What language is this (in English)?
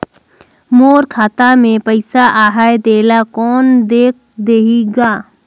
Chhattisgarhi